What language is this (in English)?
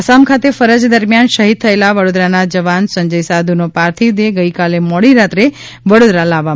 Gujarati